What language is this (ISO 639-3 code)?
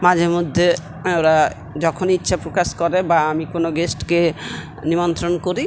ben